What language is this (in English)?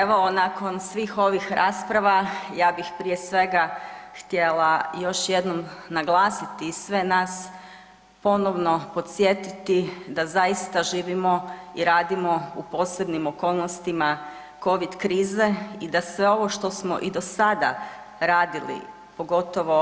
Croatian